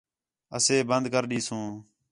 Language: Khetrani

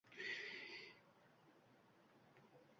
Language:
Uzbek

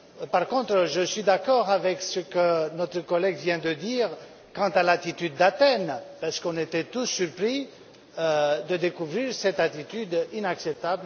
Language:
French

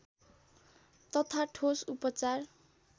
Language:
Nepali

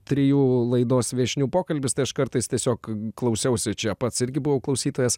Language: Lithuanian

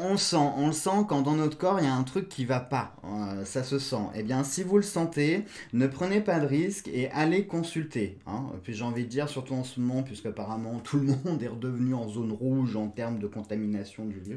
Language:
French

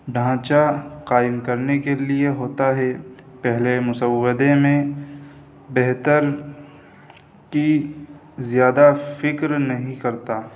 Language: Urdu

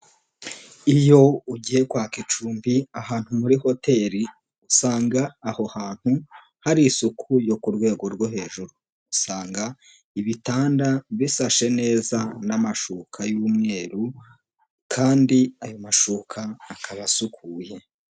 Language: Kinyarwanda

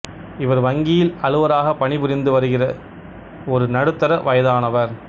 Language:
Tamil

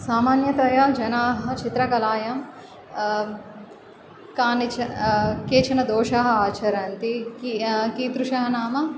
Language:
Sanskrit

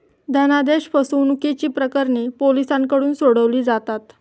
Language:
Marathi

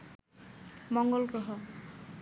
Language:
Bangla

